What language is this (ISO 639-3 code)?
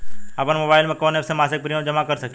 bho